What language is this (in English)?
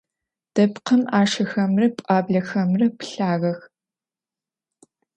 Adyghe